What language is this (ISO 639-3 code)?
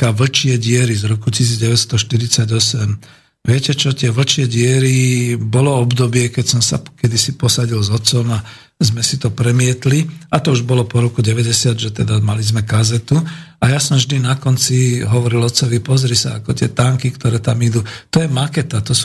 slk